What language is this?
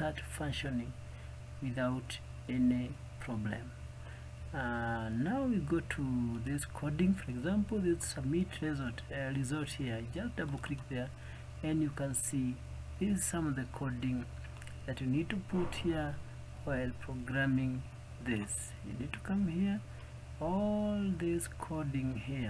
English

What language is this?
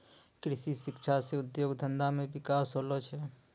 Maithili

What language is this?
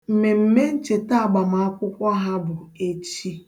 Igbo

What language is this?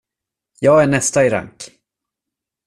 Swedish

